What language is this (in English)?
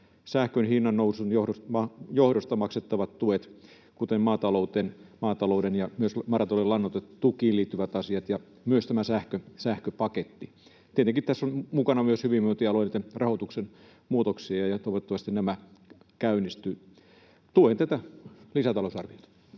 Finnish